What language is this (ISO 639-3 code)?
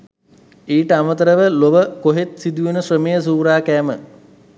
sin